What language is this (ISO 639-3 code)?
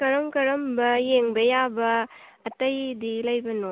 mni